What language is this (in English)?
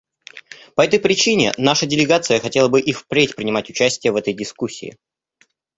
Russian